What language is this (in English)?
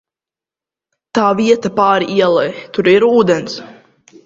Latvian